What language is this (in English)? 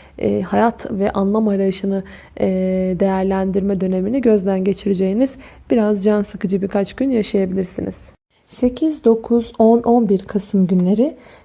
Turkish